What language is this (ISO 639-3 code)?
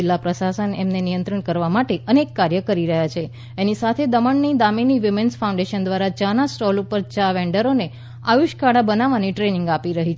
guj